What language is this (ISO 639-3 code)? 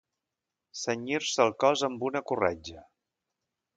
cat